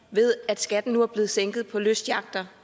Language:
Danish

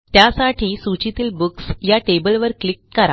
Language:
Marathi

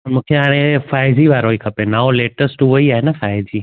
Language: Sindhi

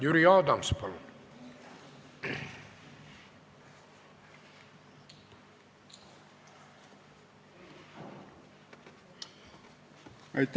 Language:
Estonian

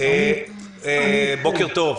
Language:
Hebrew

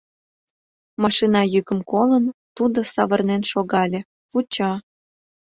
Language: Mari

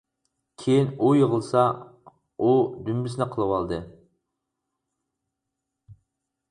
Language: Uyghur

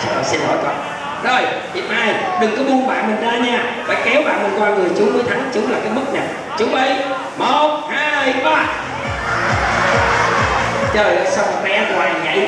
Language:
Vietnamese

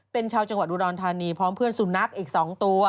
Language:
Thai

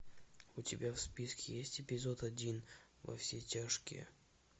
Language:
Russian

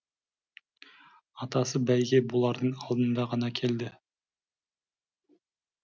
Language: Kazakh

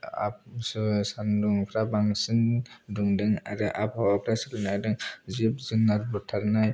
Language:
Bodo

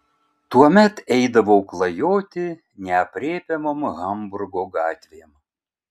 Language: Lithuanian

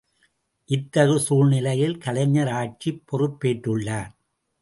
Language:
Tamil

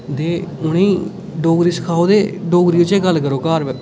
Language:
Dogri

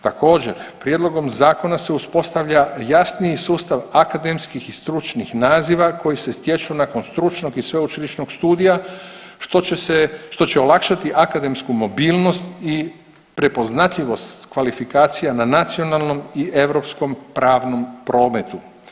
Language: Croatian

